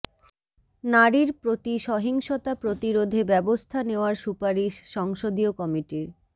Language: Bangla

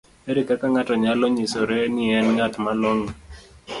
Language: Luo (Kenya and Tanzania)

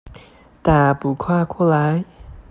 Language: Chinese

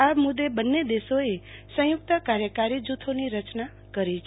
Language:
Gujarati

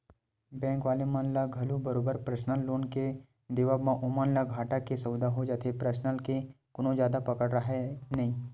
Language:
Chhattisgarhi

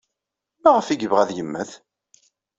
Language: Kabyle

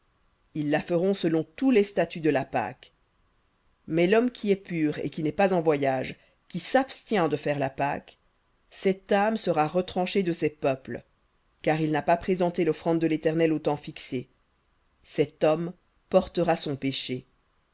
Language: French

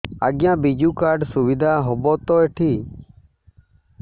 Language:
Odia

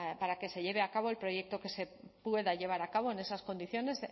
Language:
Spanish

